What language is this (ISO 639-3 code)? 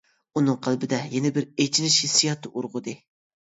uig